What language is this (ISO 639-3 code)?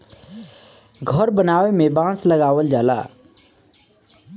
bho